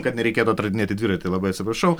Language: Lithuanian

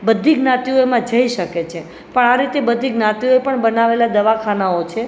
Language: Gujarati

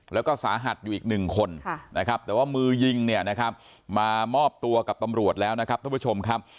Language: Thai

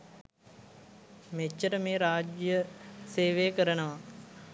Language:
Sinhala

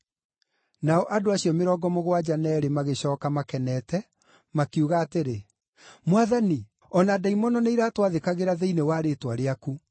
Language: Kikuyu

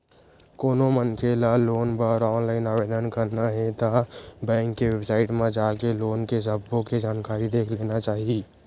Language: Chhattisgarhi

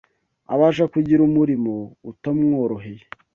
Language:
Kinyarwanda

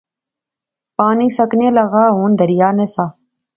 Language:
Pahari-Potwari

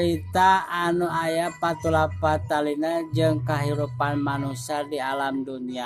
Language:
Filipino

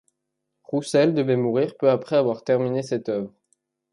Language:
French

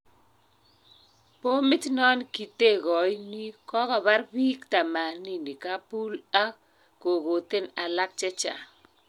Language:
Kalenjin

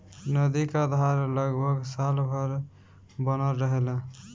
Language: Bhojpuri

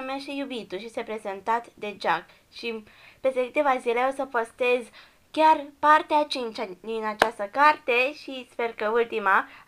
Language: Romanian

